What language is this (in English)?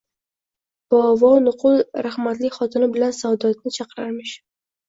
Uzbek